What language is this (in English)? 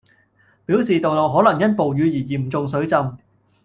Cantonese